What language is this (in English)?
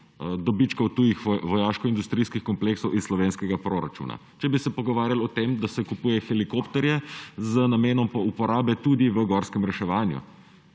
Slovenian